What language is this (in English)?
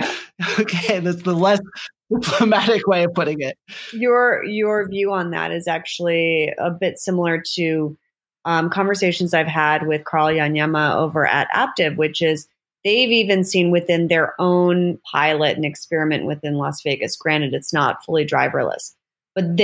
English